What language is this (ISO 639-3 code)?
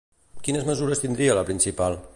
cat